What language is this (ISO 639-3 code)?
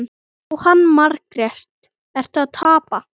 isl